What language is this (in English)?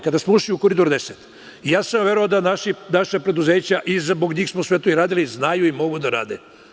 Serbian